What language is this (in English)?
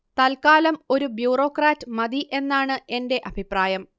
Malayalam